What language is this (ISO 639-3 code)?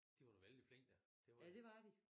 dan